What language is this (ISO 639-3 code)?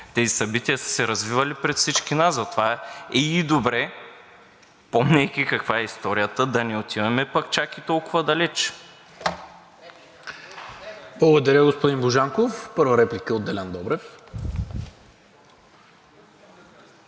bul